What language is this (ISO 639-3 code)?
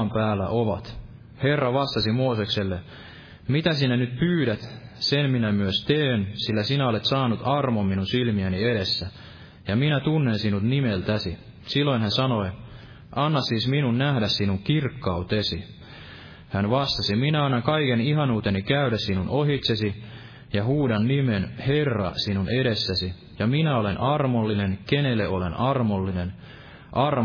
fin